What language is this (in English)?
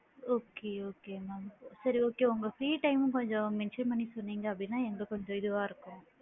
Tamil